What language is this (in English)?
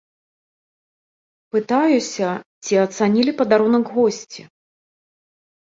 Belarusian